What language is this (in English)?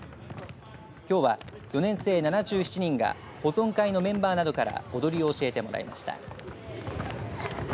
Japanese